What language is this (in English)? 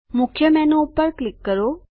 Gujarati